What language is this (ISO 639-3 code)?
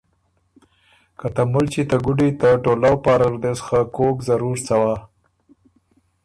oru